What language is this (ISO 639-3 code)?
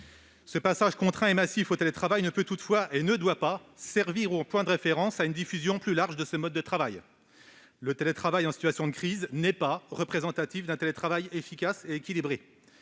fra